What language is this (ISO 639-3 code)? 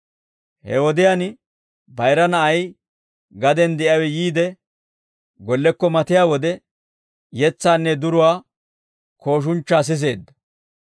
dwr